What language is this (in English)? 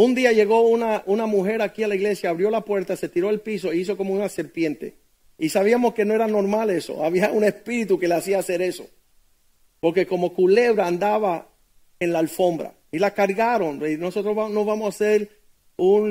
Spanish